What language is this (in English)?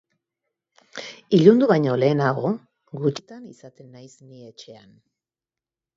Basque